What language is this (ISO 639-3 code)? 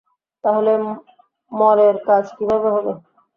ben